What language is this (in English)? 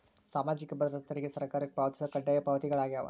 Kannada